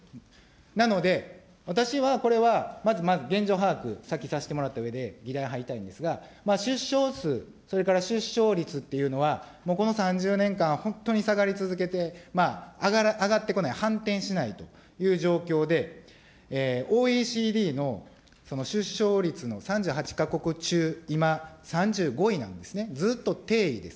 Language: Japanese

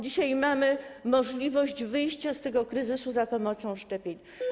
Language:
Polish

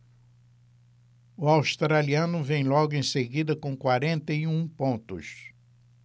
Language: Portuguese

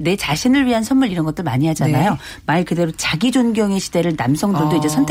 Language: Korean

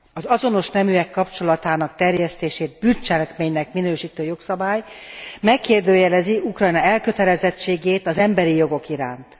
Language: Hungarian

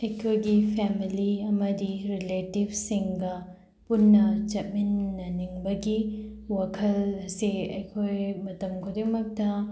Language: Manipuri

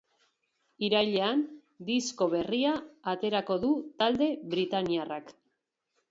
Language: Basque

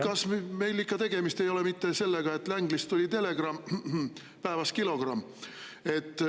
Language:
Estonian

